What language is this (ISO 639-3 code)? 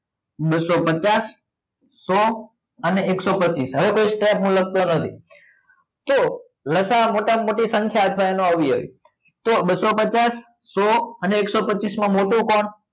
guj